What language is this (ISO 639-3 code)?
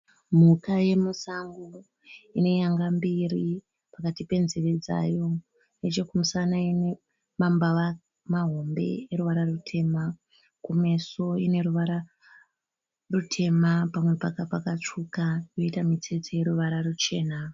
sna